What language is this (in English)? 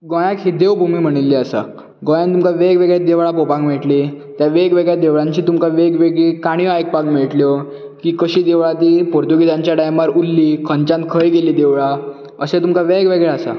Konkani